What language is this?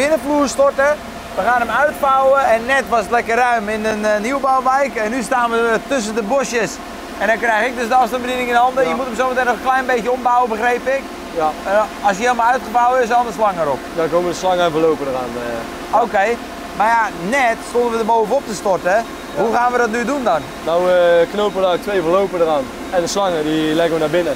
Dutch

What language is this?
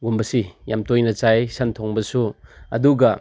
Manipuri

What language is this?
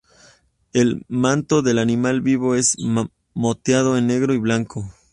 Spanish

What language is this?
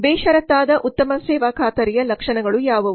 Kannada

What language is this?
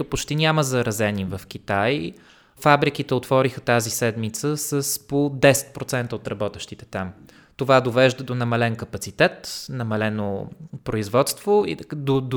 Bulgarian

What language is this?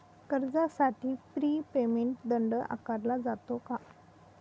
Marathi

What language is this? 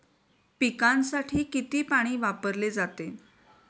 Marathi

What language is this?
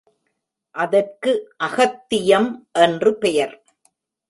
Tamil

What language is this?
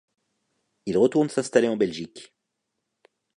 French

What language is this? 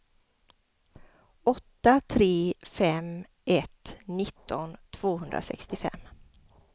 Swedish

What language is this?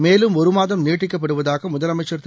Tamil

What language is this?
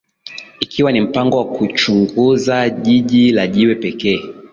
Swahili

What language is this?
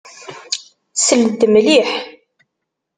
Kabyle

